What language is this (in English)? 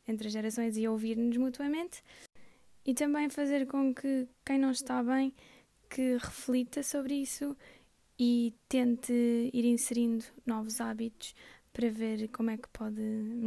Portuguese